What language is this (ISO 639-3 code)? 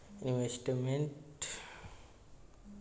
bho